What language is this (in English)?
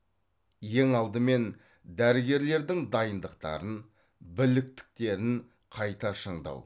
Kazakh